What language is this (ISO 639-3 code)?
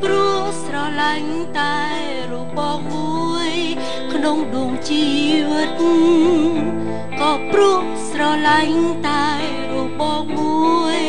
tha